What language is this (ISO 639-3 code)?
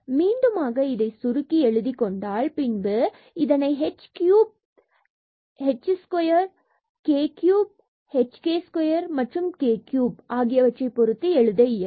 tam